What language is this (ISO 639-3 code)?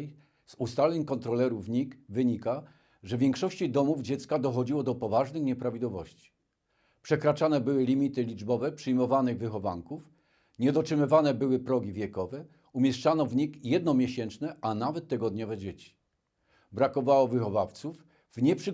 pol